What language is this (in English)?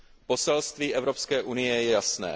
Czech